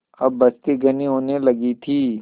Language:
Hindi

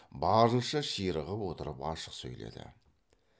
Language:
Kazakh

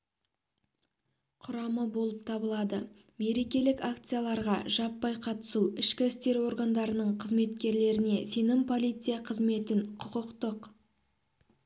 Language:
Kazakh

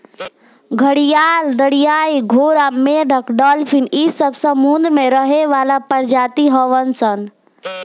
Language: Bhojpuri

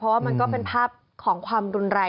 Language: Thai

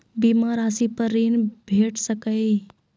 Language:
Maithili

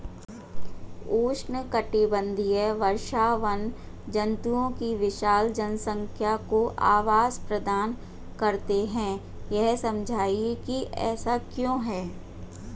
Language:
Hindi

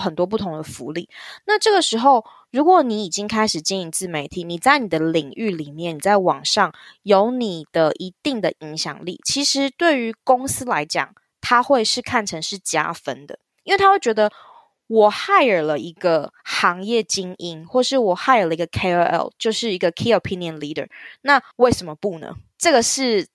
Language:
Chinese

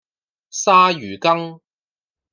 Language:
Cantonese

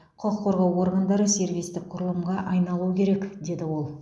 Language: Kazakh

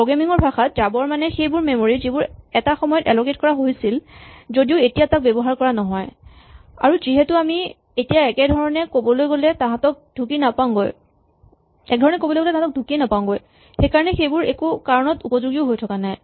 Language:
Assamese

